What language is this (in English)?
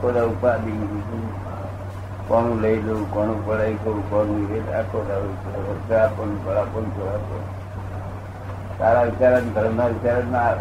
Gujarati